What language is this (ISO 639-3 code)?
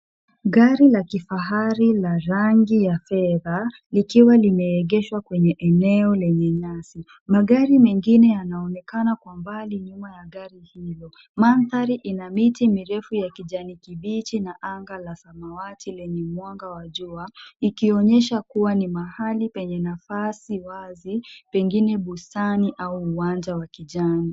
swa